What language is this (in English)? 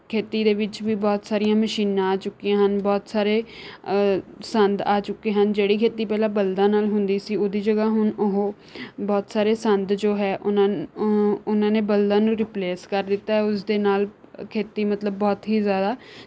Punjabi